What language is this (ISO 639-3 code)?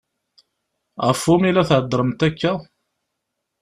kab